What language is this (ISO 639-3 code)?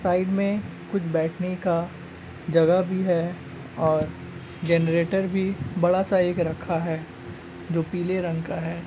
mag